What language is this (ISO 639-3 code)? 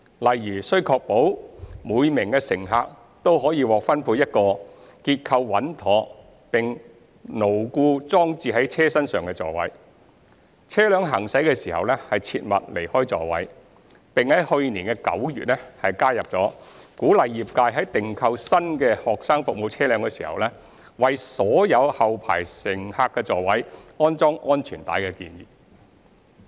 yue